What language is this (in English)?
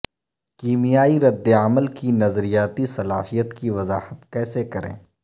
Urdu